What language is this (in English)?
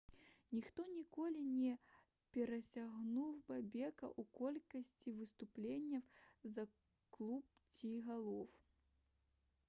Belarusian